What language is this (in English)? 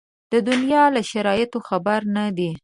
Pashto